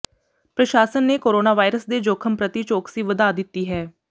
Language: Punjabi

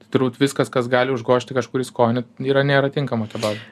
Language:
Lithuanian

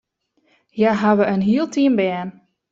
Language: Western Frisian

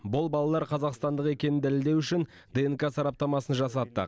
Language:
Kazakh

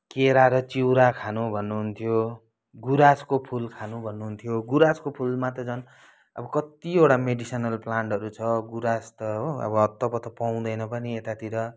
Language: Nepali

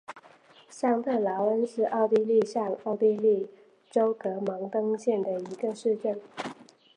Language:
Chinese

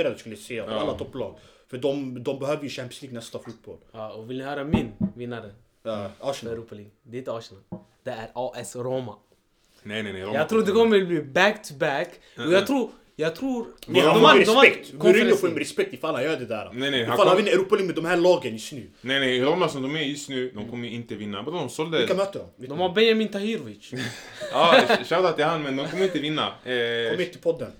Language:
Swedish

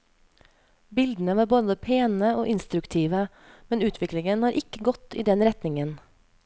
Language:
Norwegian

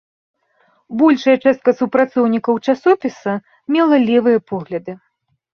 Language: Belarusian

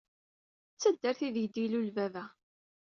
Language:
Kabyle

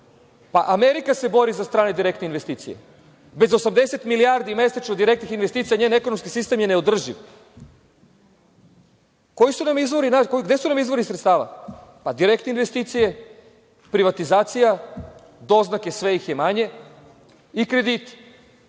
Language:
Serbian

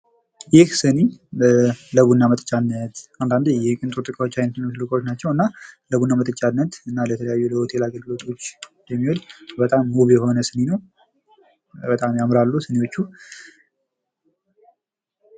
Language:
Amharic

